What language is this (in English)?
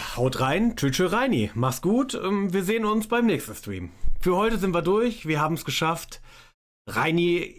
German